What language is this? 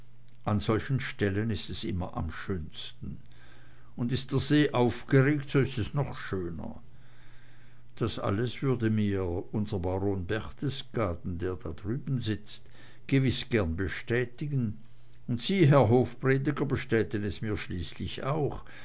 German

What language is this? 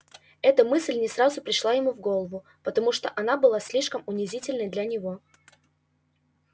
Russian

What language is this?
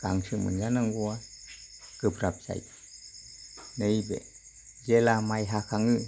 Bodo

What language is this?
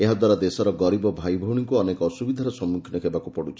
Odia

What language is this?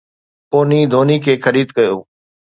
Sindhi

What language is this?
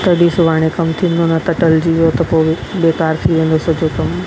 Sindhi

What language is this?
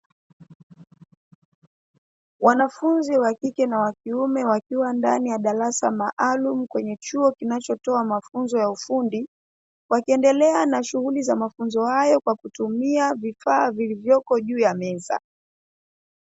Swahili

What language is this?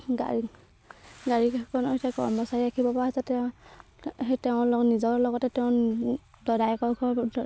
Assamese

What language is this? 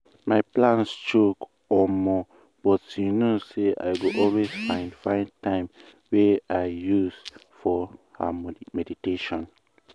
Nigerian Pidgin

